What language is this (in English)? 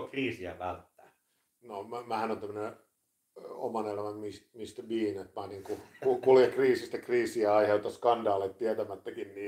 Finnish